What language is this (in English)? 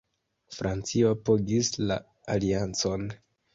Esperanto